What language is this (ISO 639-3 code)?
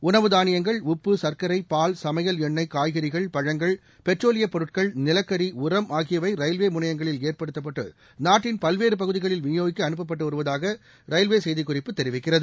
tam